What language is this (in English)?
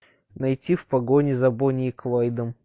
Russian